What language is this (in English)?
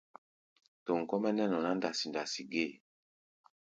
Gbaya